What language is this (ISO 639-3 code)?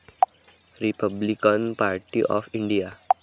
mar